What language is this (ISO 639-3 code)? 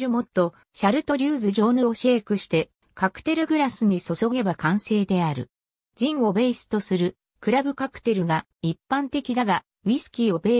jpn